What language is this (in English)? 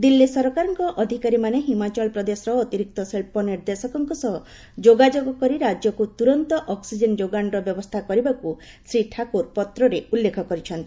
Odia